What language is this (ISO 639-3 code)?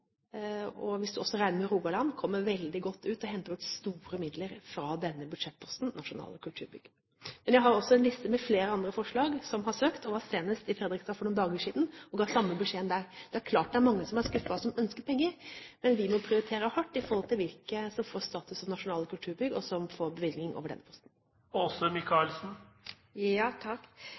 nob